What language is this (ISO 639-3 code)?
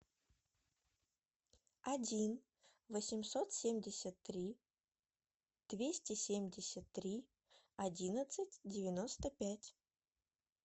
rus